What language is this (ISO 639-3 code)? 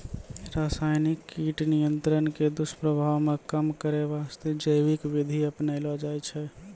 mai